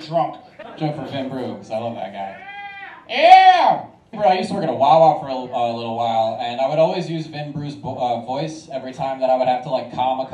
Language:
English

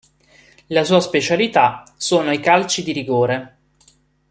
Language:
Italian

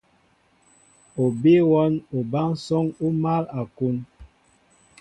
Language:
Mbo (Cameroon)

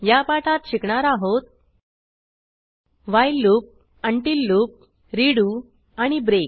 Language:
Marathi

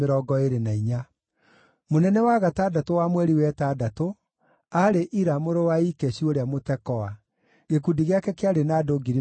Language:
Kikuyu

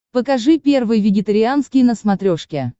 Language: Russian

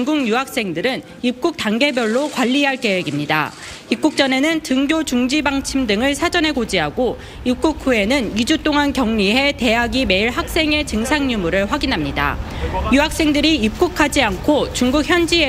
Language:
Korean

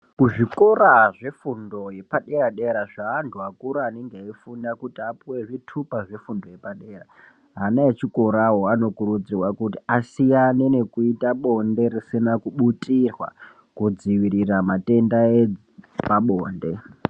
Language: Ndau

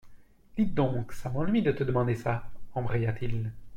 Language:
French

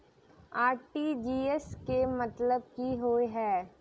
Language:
Maithili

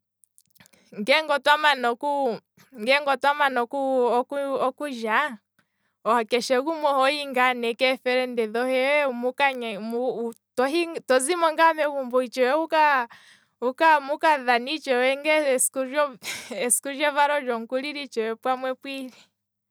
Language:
Kwambi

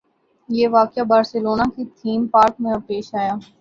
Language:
Urdu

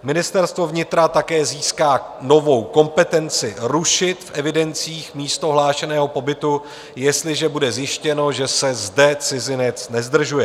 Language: Czech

